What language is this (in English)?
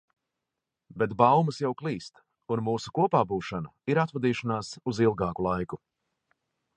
Latvian